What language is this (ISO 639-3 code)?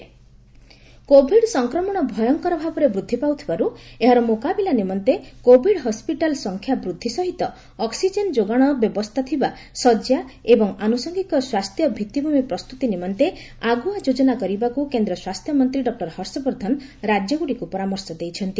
ori